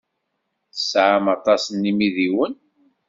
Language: Kabyle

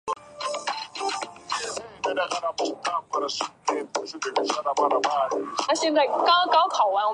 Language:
Chinese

